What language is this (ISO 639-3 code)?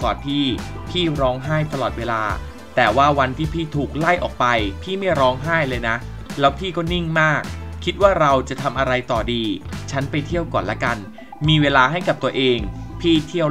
tha